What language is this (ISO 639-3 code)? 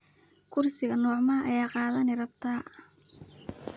som